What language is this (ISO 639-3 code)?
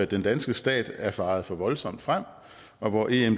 dan